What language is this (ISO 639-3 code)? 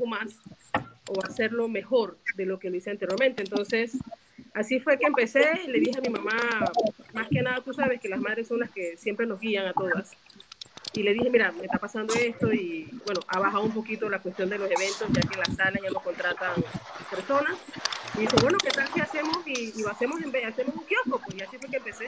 spa